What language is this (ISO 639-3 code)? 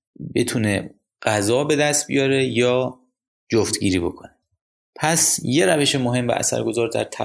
fas